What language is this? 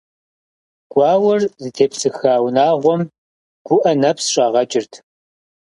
Kabardian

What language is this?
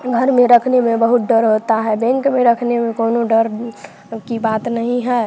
Hindi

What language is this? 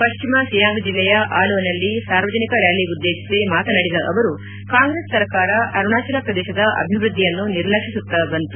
Kannada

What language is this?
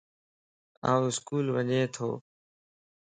Lasi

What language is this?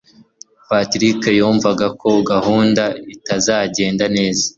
Kinyarwanda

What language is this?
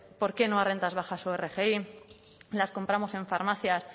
Spanish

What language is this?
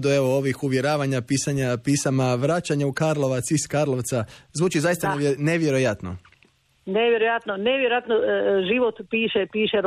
Croatian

